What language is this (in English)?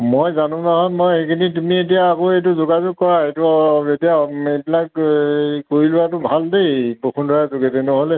Assamese